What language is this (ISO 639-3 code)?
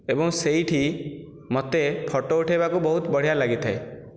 ori